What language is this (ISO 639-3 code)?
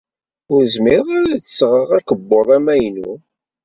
kab